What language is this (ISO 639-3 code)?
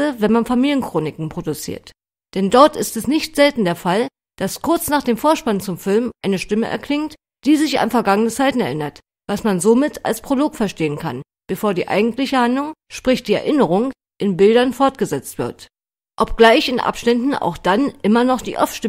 deu